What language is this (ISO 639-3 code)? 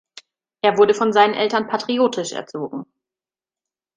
deu